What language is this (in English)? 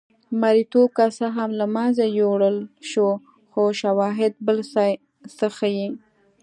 Pashto